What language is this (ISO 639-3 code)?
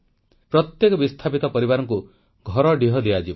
ori